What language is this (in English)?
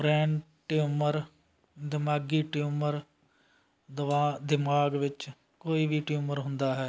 Punjabi